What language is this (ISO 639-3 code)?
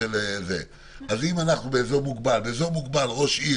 heb